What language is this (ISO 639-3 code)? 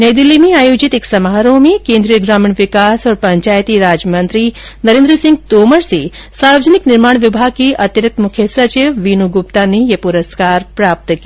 hin